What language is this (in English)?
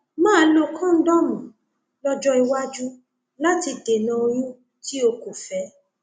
Yoruba